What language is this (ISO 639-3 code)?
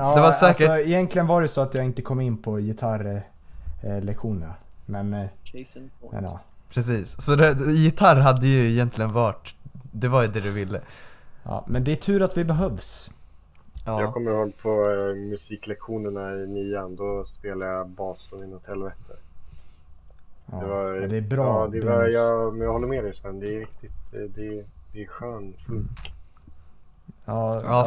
swe